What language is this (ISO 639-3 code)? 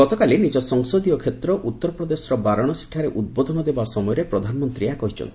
ori